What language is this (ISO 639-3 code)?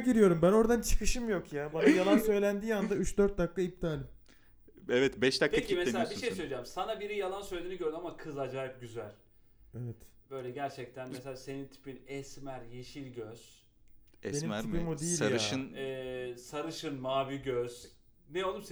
tur